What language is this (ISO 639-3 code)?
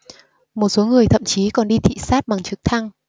vie